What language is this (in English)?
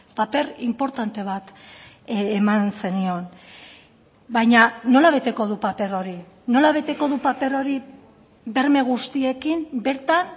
Basque